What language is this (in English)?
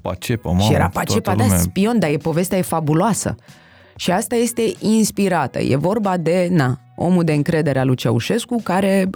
Romanian